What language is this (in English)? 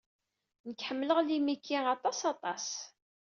Kabyle